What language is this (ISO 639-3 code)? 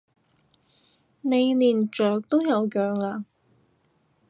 yue